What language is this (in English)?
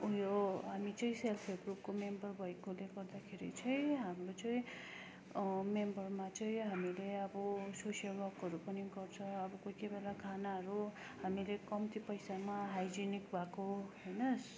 Nepali